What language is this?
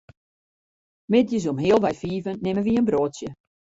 Western Frisian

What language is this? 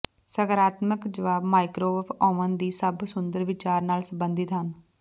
Punjabi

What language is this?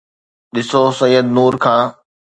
Sindhi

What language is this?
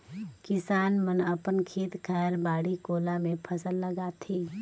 Chhattisgarhi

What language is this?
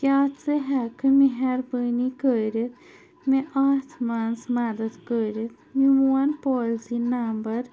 Kashmiri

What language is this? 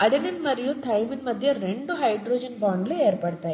Telugu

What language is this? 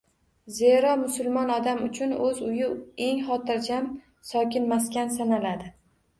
Uzbek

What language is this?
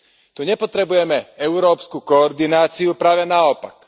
Slovak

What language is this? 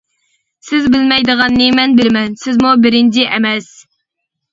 Uyghur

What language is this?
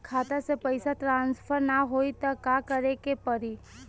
Bhojpuri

